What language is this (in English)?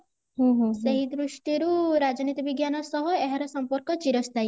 Odia